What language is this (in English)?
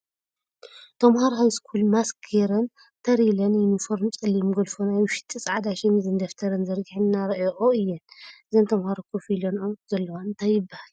Tigrinya